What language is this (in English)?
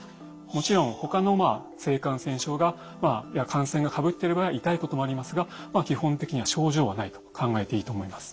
Japanese